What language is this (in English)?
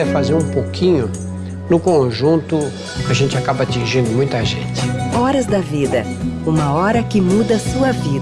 Portuguese